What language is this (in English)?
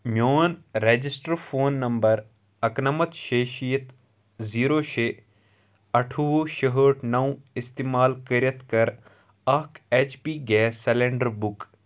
Kashmiri